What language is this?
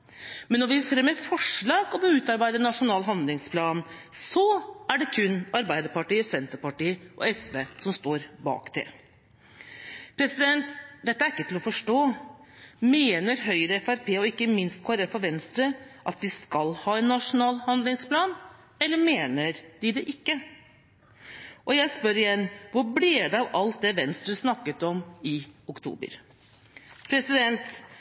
Norwegian Bokmål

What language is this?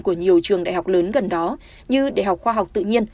Vietnamese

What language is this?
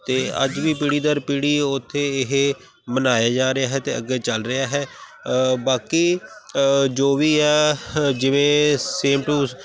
Punjabi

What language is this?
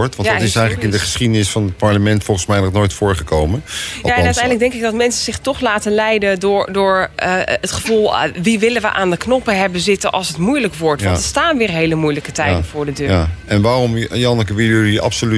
Dutch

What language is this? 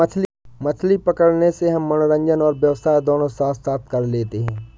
Hindi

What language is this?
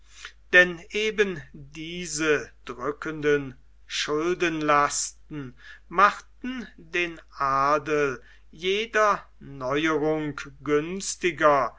German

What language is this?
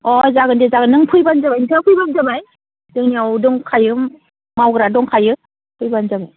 Bodo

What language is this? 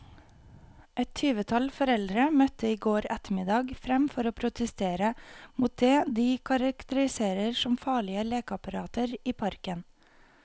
Norwegian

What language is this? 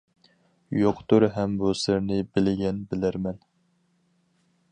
Uyghur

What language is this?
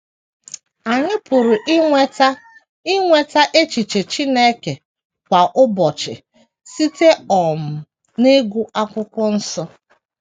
Igbo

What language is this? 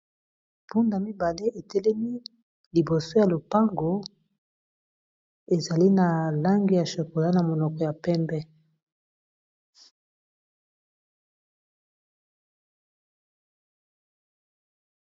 Lingala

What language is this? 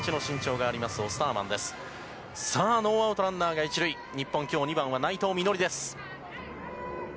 Japanese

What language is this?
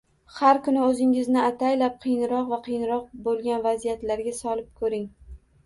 Uzbek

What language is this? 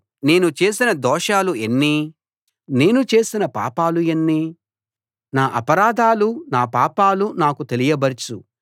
Telugu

